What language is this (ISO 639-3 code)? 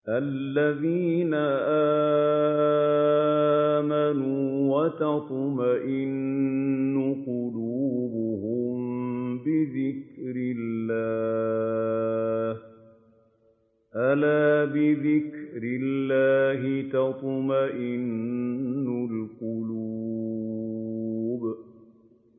ara